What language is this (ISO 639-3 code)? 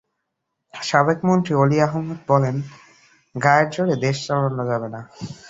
ben